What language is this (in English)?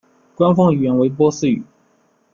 Chinese